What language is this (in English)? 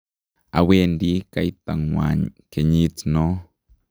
Kalenjin